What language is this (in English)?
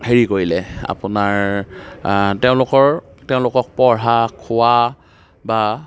Assamese